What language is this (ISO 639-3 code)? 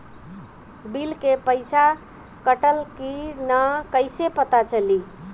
bho